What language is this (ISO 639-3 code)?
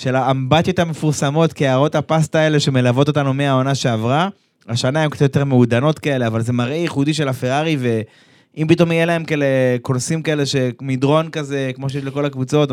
heb